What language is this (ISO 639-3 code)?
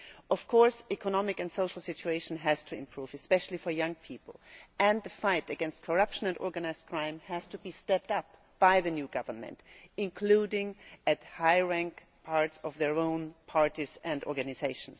eng